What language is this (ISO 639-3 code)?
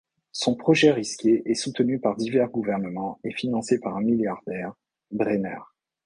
fra